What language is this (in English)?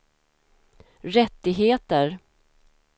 Swedish